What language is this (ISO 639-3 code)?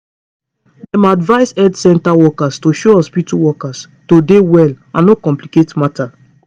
pcm